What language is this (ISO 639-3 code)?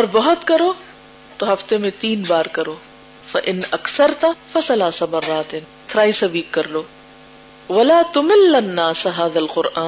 urd